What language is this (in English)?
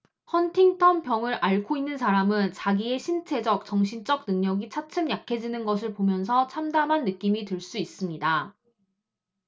Korean